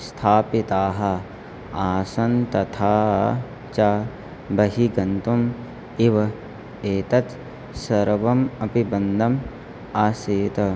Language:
Sanskrit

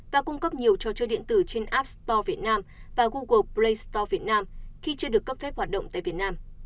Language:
Vietnamese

